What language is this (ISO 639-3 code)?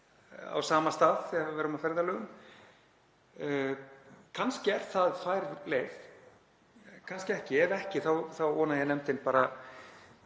isl